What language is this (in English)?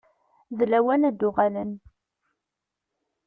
Kabyle